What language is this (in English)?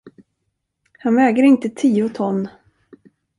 Swedish